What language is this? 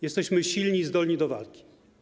Polish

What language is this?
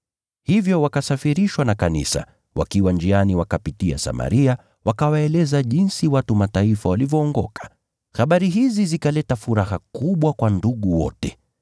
Swahili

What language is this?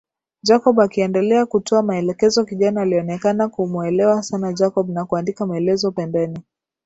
Swahili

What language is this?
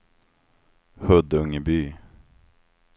Swedish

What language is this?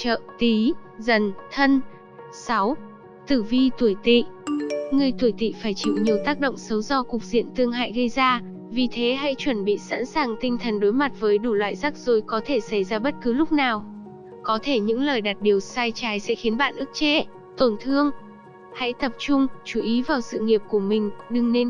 Vietnamese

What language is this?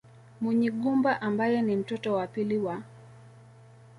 Swahili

